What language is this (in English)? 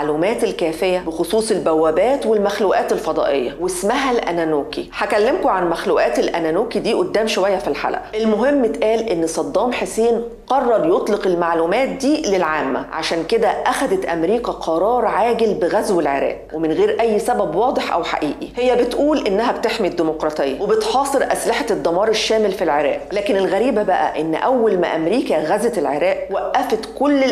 Arabic